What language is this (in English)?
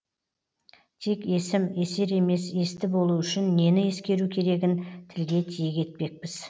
Kazakh